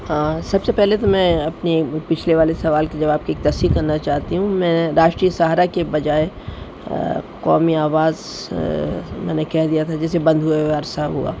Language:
Urdu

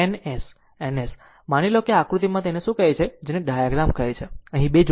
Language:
Gujarati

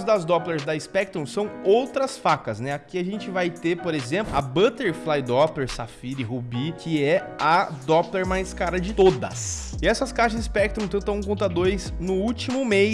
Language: Portuguese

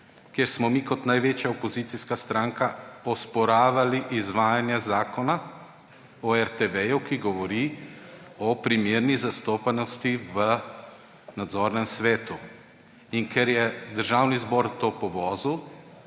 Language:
Slovenian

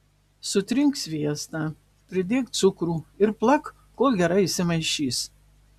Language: Lithuanian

